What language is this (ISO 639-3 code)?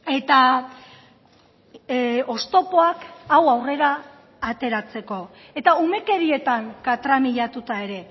eus